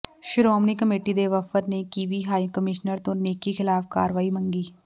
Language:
Punjabi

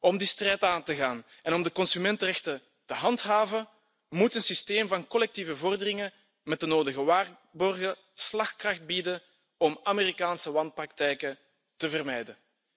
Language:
Dutch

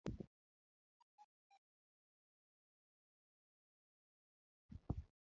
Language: Luo (Kenya and Tanzania)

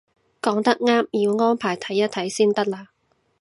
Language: Cantonese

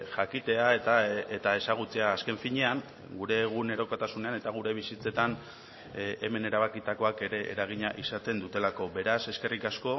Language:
Basque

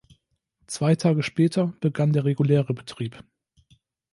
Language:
German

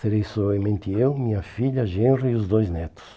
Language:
Portuguese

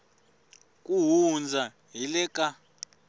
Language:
Tsonga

